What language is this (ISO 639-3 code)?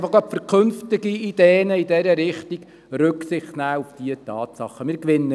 gsw